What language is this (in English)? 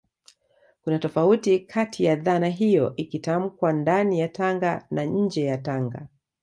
Swahili